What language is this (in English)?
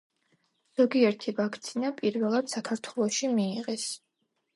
Georgian